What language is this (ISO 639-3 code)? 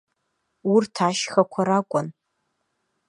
abk